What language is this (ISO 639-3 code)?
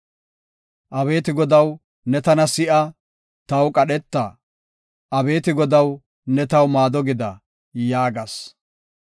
gof